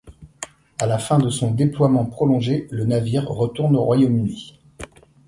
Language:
French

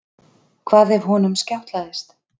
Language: Icelandic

